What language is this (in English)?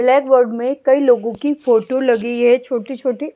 Hindi